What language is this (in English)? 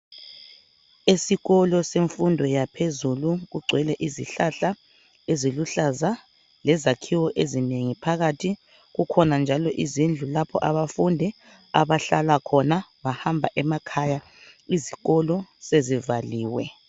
North Ndebele